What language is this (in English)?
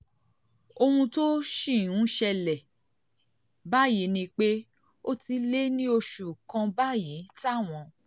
Yoruba